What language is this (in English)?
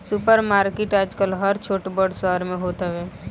Bhojpuri